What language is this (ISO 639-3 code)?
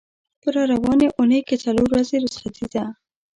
pus